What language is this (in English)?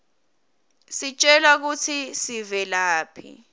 Swati